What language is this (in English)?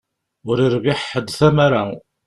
Kabyle